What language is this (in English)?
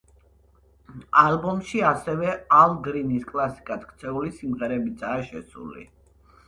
Georgian